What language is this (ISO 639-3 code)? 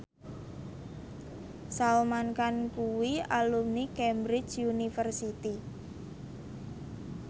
jav